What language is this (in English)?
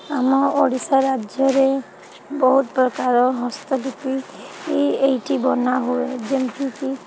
Odia